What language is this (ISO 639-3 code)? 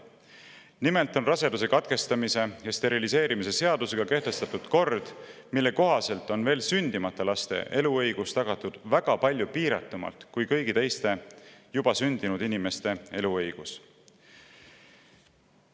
est